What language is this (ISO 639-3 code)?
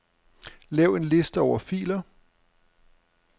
dan